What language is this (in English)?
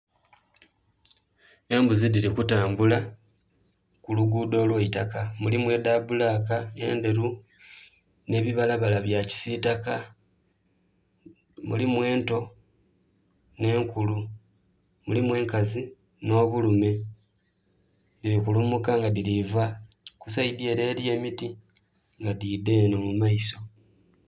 Soga